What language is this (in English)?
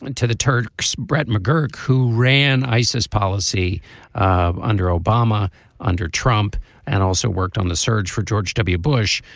English